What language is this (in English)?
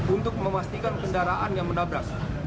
Indonesian